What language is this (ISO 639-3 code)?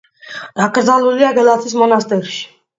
kat